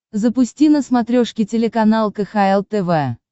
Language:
Russian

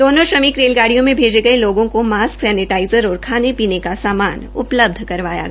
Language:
Hindi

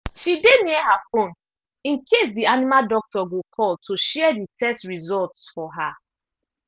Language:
Nigerian Pidgin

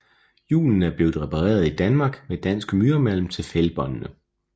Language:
Danish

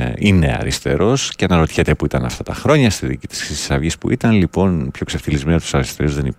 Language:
Greek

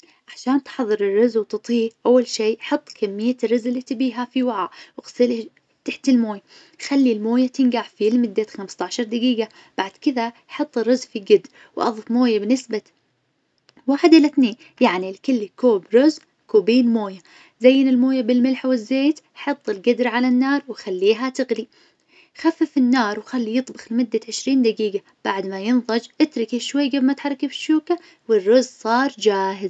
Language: Najdi Arabic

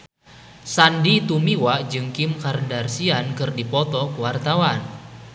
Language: Sundanese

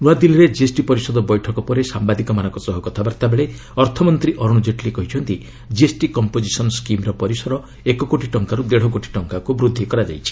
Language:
Odia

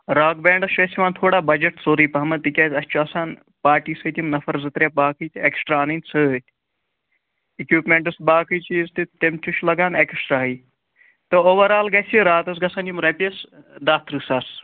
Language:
Kashmiri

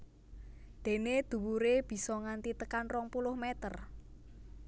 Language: Javanese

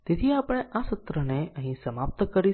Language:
Gujarati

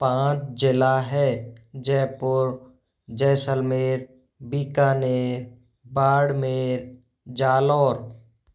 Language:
Hindi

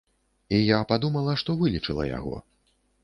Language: Belarusian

